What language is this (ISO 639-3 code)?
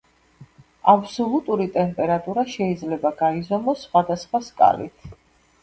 kat